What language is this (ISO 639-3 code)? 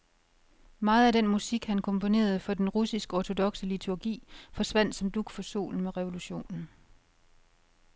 dan